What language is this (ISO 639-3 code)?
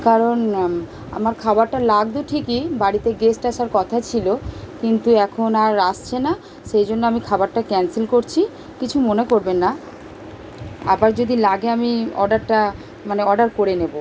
ben